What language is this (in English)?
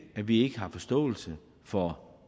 Danish